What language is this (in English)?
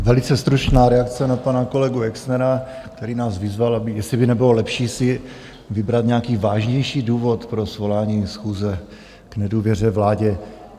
Czech